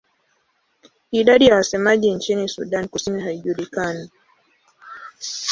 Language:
Swahili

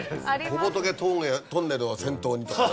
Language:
Japanese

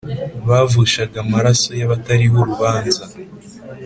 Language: Kinyarwanda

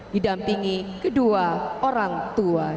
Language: Indonesian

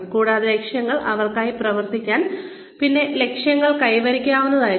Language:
Malayalam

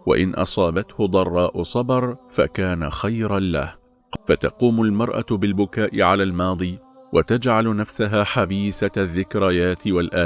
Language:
Arabic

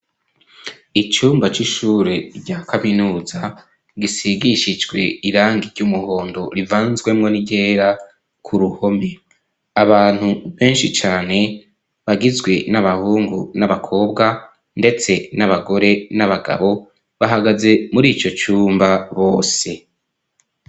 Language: Rundi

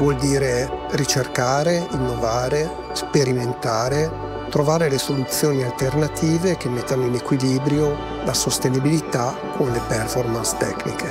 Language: Italian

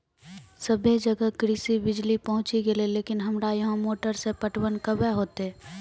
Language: Maithili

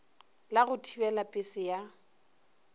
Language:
Northern Sotho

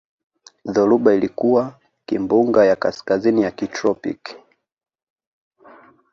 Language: Swahili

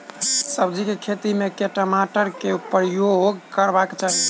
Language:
Maithili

